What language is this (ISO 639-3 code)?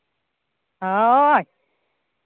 sat